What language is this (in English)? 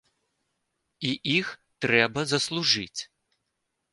Belarusian